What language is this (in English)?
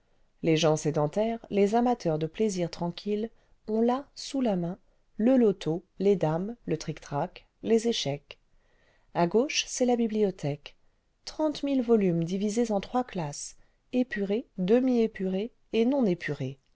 French